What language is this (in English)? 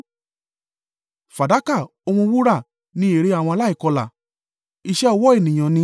Yoruba